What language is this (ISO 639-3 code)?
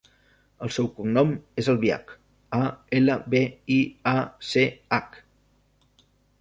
cat